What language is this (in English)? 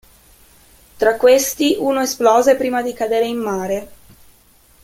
Italian